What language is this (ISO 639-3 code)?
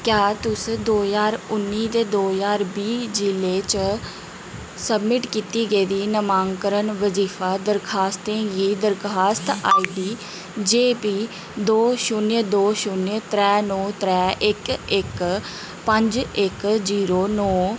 doi